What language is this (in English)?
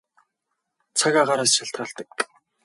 Mongolian